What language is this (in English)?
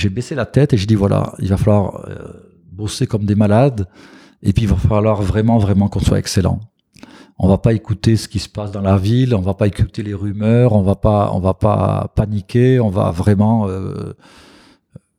French